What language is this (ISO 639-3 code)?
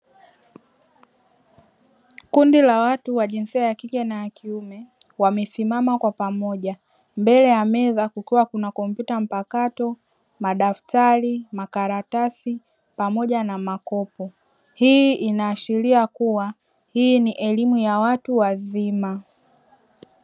swa